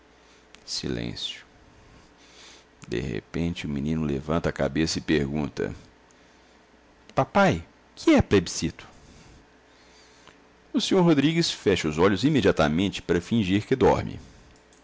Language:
Portuguese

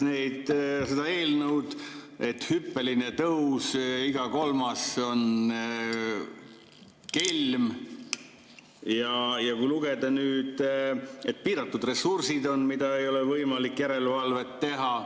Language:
Estonian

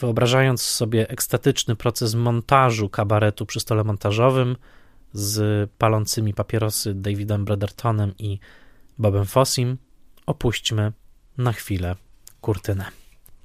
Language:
Polish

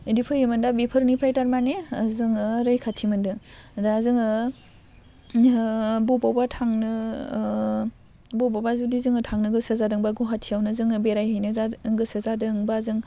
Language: Bodo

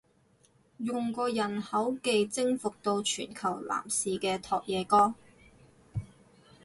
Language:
Cantonese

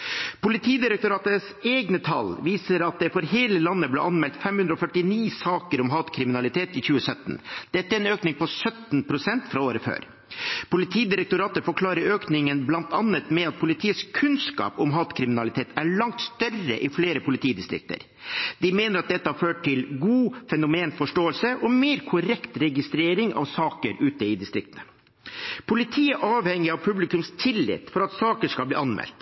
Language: Norwegian Bokmål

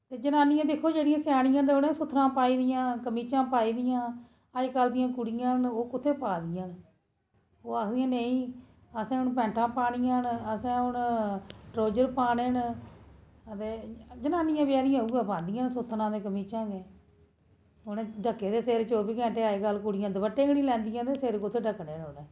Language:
Dogri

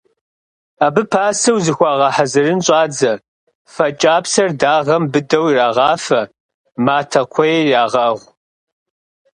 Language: Kabardian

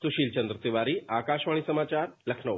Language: Hindi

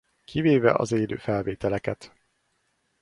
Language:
Hungarian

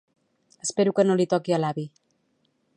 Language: Catalan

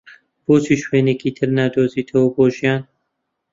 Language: Central Kurdish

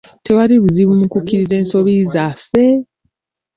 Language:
Ganda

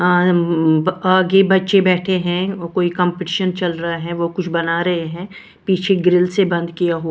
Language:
Hindi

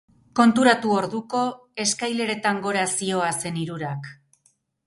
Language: Basque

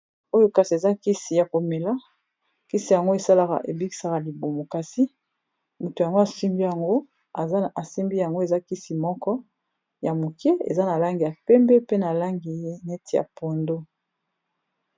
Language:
Lingala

